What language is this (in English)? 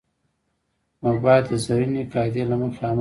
Pashto